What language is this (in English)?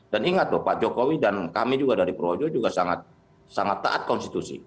Indonesian